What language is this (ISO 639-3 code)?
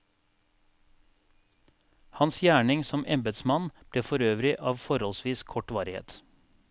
nor